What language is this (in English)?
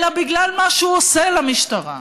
Hebrew